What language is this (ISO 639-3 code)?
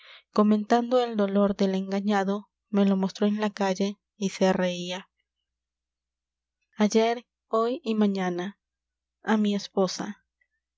spa